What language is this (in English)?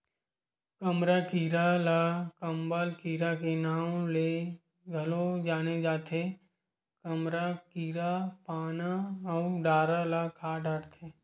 Chhattisgarhi